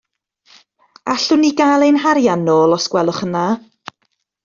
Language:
Welsh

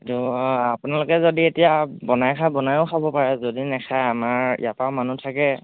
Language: Assamese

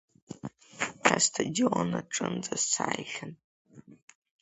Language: Abkhazian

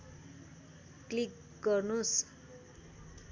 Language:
Nepali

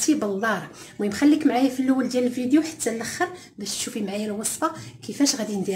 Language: Arabic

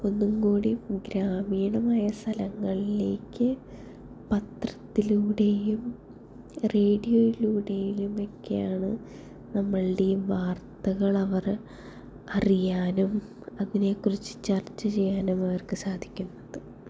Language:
Malayalam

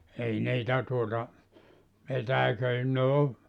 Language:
Finnish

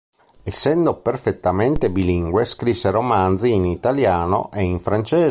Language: Italian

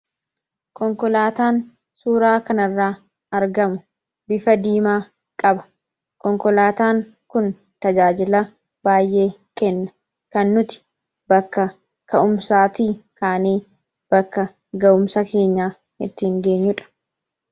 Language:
Oromo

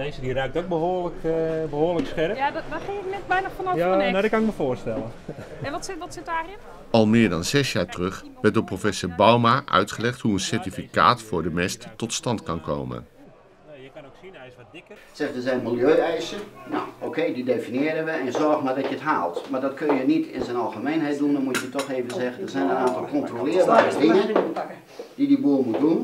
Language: Dutch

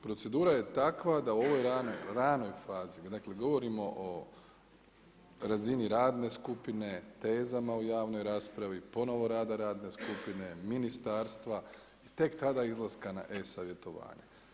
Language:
Croatian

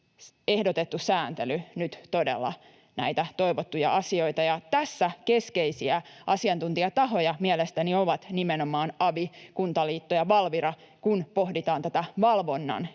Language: Finnish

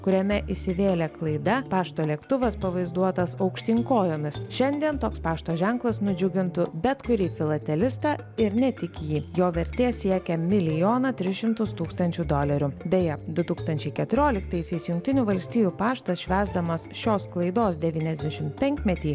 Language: Lithuanian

